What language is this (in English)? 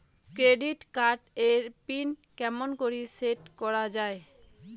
Bangla